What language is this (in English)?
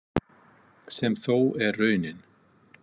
Icelandic